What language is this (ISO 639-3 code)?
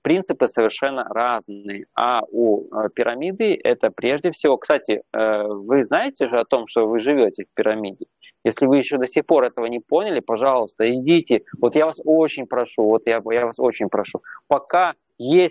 rus